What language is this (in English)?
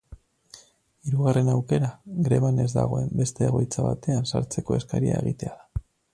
Basque